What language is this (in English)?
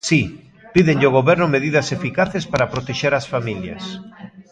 Galician